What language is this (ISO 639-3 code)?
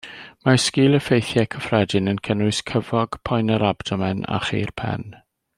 cym